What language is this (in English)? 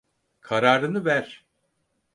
Turkish